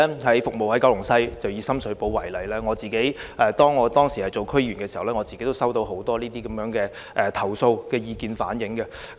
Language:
Cantonese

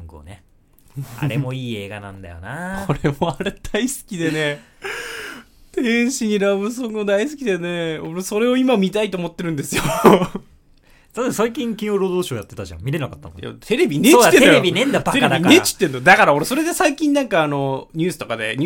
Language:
Japanese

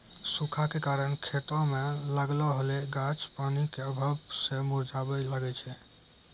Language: Maithili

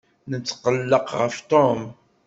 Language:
Kabyle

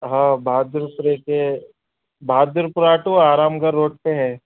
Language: Urdu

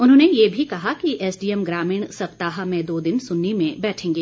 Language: Hindi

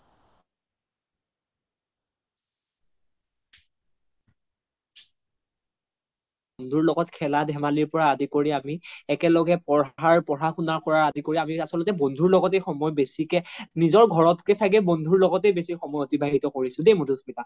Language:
Assamese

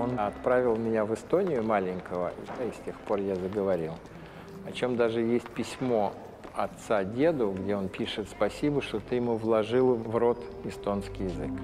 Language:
Russian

